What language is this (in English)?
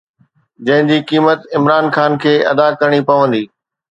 Sindhi